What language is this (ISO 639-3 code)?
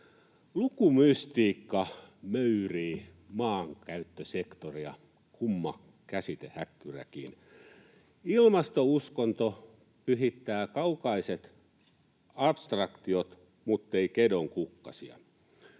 fin